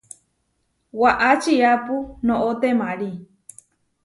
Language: Huarijio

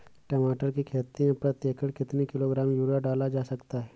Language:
Hindi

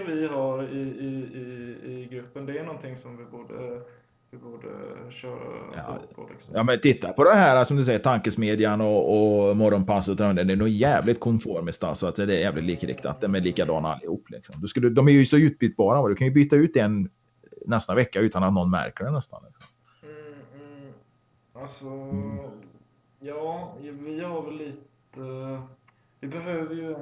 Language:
Swedish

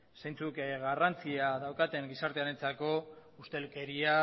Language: Basque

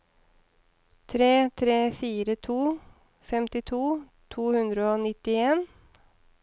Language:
Norwegian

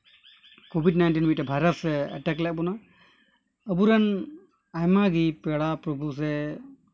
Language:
Santali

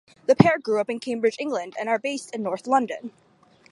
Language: English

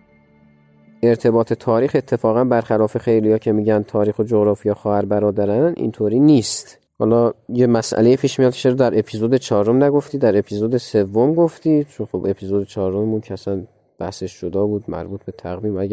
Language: Persian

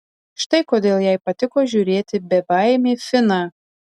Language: Lithuanian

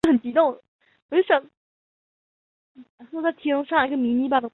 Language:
Chinese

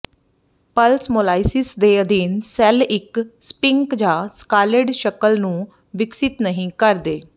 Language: Punjabi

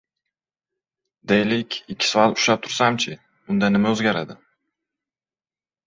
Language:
Uzbek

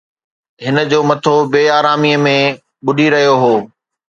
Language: Sindhi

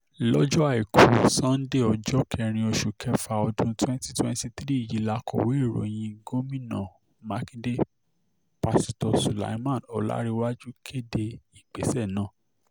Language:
Yoruba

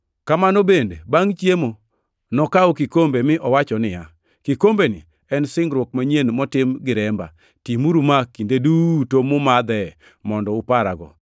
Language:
Luo (Kenya and Tanzania)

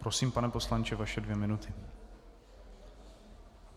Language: Czech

